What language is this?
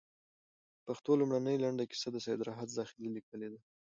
Pashto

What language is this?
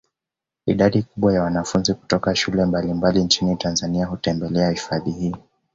Swahili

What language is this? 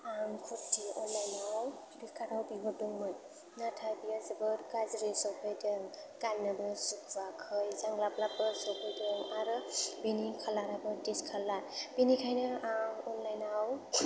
Bodo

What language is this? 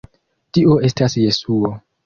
Esperanto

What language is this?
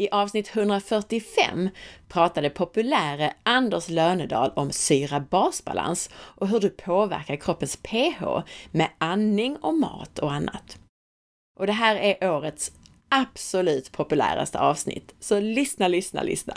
Swedish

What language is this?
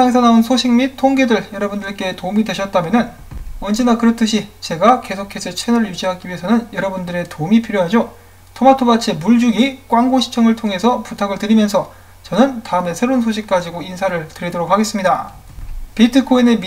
Korean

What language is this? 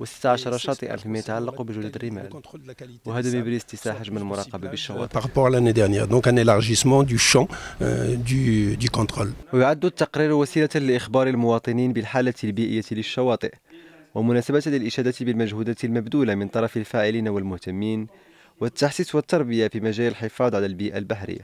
Arabic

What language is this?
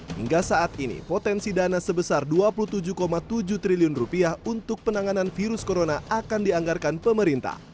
Indonesian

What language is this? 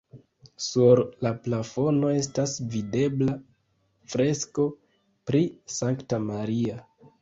Esperanto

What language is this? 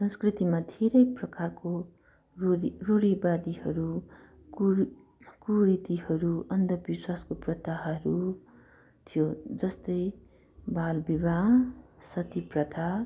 Nepali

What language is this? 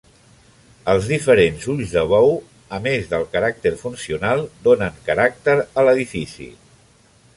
Catalan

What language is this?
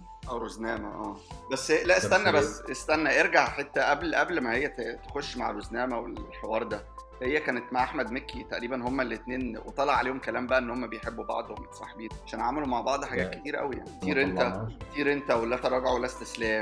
Arabic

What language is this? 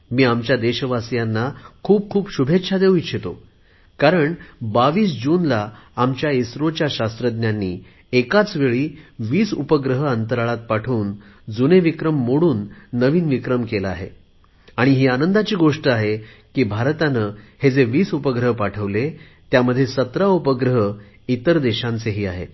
Marathi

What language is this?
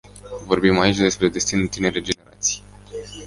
Romanian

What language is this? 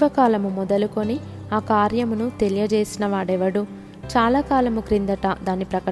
Telugu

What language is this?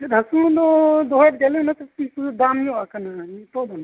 Santali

